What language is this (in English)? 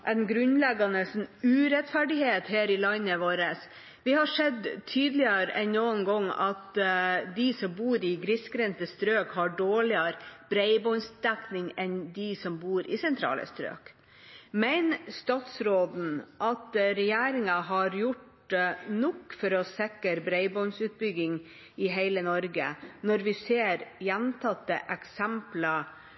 Norwegian Bokmål